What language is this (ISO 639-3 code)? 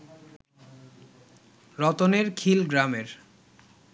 ben